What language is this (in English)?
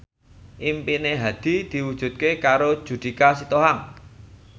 Javanese